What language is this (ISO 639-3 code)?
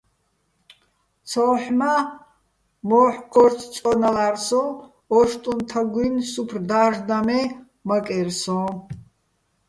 bbl